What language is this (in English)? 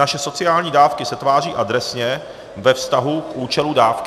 Czech